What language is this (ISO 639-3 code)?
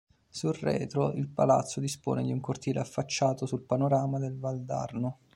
ita